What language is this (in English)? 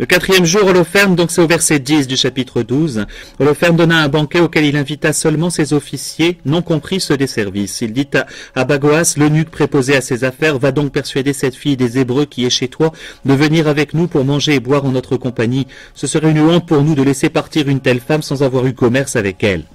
French